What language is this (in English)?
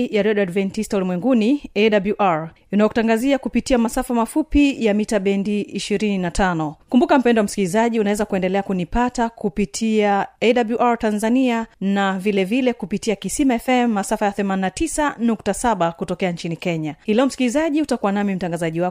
Swahili